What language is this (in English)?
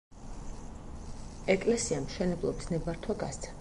Georgian